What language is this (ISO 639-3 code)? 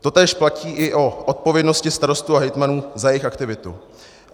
ces